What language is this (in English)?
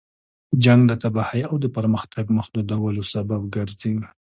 Pashto